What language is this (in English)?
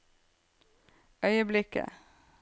Norwegian